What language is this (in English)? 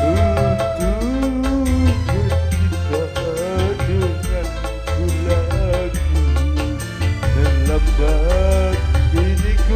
Arabic